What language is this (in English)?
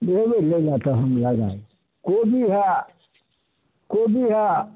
Maithili